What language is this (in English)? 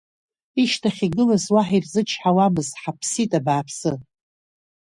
Abkhazian